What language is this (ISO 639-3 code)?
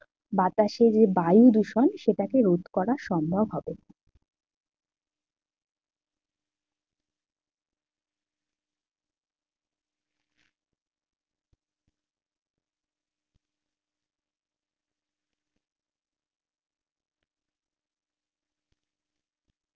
ben